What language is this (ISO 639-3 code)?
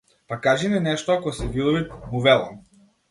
mkd